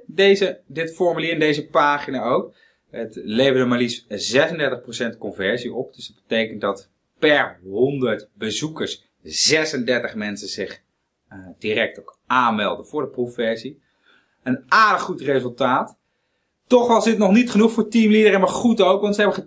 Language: Dutch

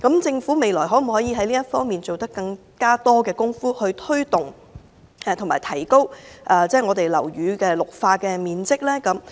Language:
Cantonese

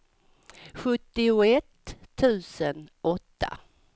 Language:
Swedish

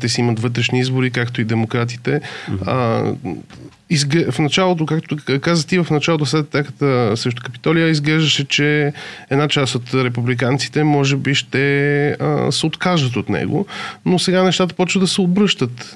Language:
Bulgarian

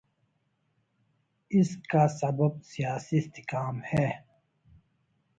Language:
Urdu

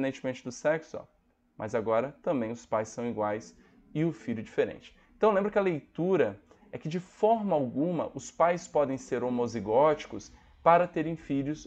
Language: Portuguese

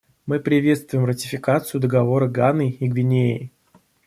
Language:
Russian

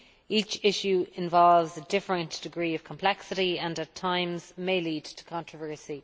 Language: English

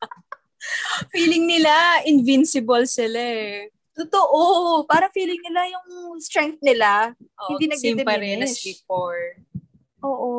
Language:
Filipino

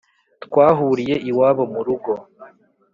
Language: Kinyarwanda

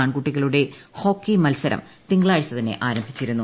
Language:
Malayalam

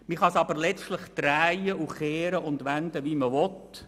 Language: Swiss German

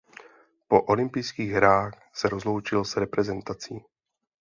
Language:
Czech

